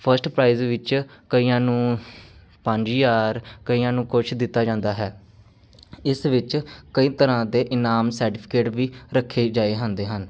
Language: Punjabi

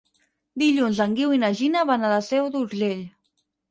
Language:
Catalan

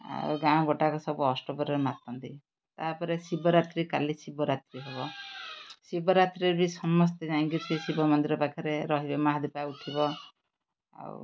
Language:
Odia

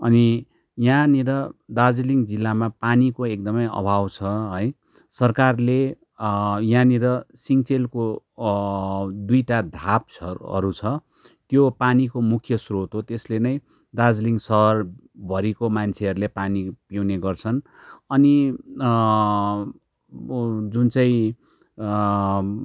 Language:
Nepali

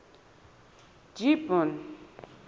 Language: Southern Sotho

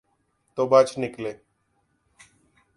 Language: Urdu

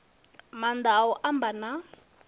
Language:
Venda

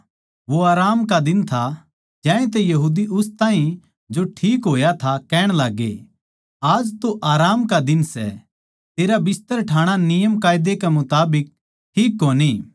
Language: Haryanvi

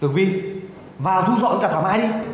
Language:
Vietnamese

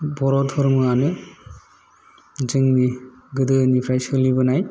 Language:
Bodo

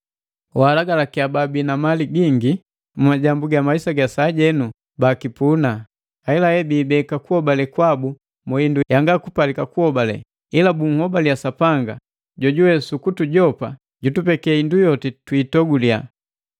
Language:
Matengo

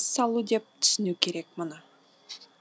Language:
Kazakh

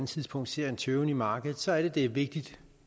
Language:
Danish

